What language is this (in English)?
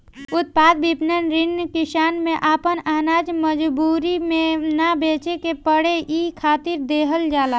Bhojpuri